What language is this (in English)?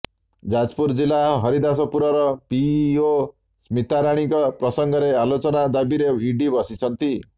Odia